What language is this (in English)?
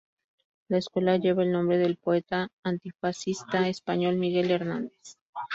Spanish